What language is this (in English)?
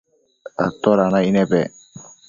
Matsés